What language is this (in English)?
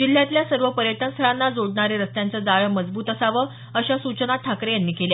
Marathi